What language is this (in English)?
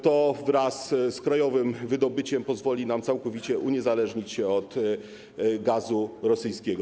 Polish